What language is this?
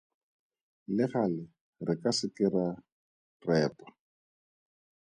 Tswana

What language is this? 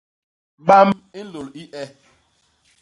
Basaa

